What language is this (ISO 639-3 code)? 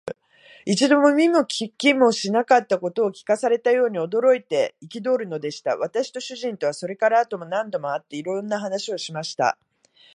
jpn